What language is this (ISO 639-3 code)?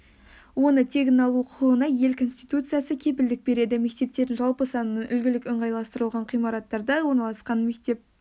kaz